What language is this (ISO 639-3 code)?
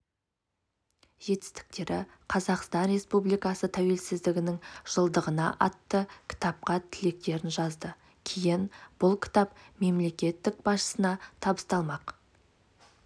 kaz